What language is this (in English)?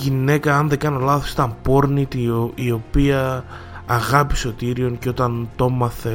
Greek